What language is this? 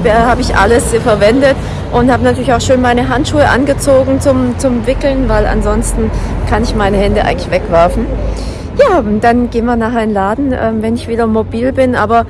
German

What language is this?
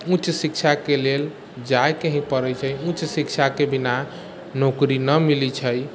Maithili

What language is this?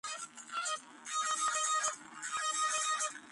Georgian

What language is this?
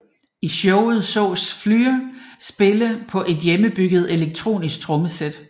Danish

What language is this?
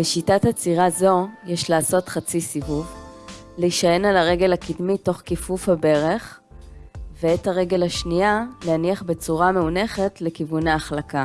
Hebrew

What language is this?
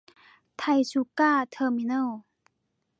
Thai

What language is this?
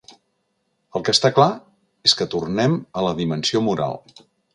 Catalan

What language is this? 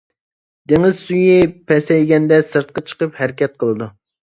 Uyghur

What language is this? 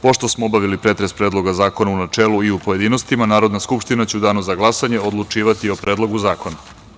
Serbian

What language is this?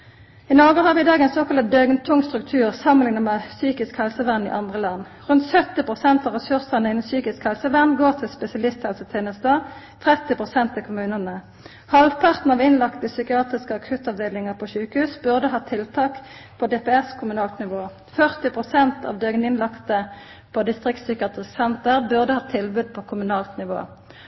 Norwegian Nynorsk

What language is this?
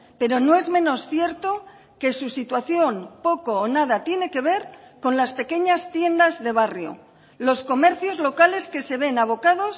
Spanish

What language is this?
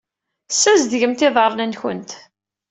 Kabyle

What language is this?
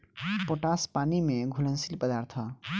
Bhojpuri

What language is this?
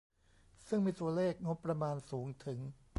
Thai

